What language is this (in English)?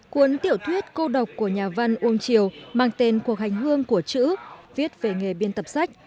Vietnamese